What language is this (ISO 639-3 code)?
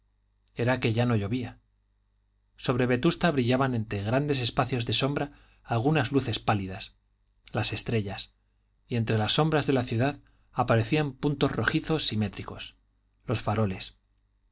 spa